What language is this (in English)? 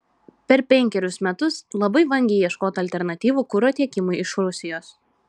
Lithuanian